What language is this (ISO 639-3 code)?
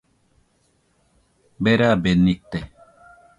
hux